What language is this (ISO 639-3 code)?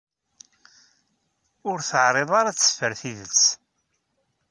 kab